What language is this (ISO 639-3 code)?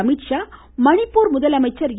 tam